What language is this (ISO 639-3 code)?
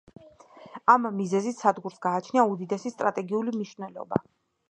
kat